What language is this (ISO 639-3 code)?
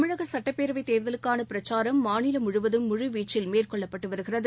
tam